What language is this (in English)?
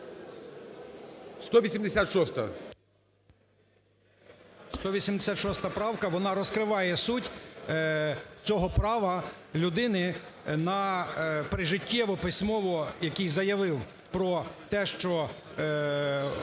Ukrainian